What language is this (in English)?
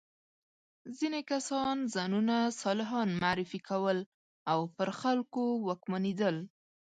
Pashto